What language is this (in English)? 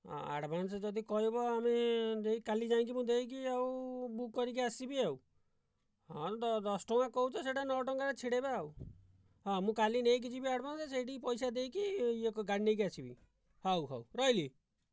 Odia